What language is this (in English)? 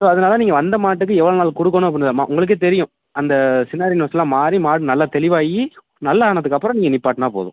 Tamil